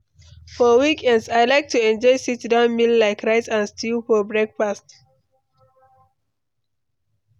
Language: Nigerian Pidgin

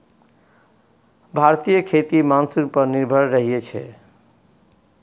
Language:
Maithili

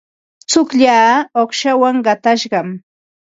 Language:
Ambo-Pasco Quechua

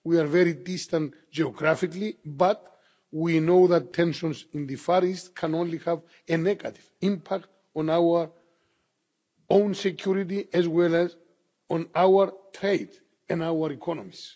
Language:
English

